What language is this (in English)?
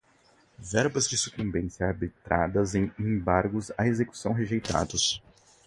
Portuguese